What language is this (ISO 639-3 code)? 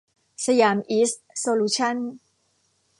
tha